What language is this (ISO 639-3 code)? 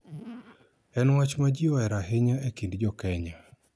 luo